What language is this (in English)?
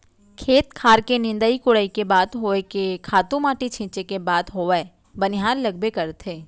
Chhattisgarhi